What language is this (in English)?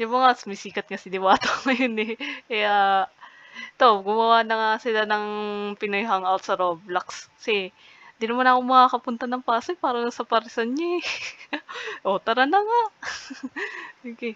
Filipino